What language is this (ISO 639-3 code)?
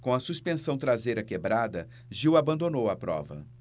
por